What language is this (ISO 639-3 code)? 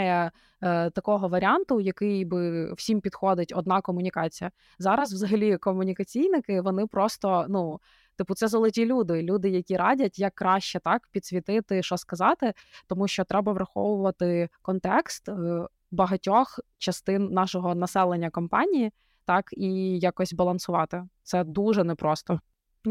ukr